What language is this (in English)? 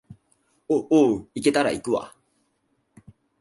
Japanese